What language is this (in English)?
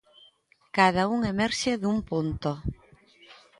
Galician